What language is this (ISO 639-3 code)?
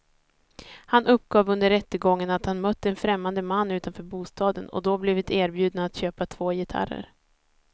swe